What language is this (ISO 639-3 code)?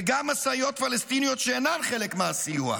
heb